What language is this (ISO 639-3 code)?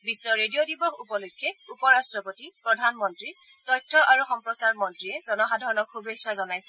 asm